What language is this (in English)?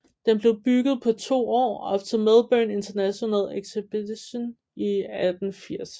Danish